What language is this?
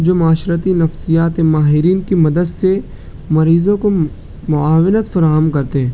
Urdu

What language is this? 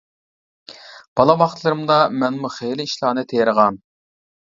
Uyghur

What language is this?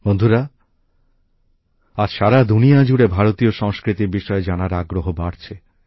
Bangla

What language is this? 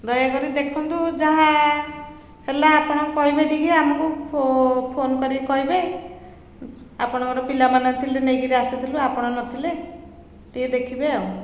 Odia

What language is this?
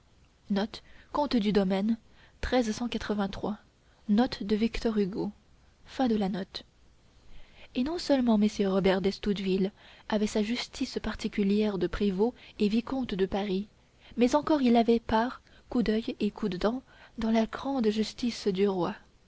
French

